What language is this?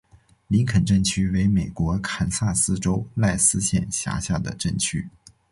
Chinese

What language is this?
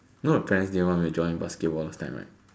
English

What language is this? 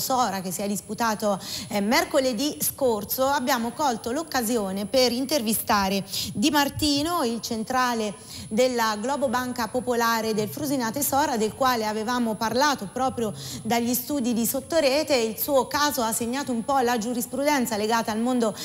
Italian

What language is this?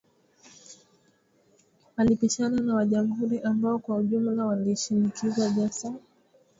Swahili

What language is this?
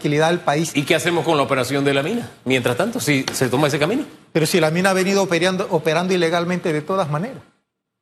Spanish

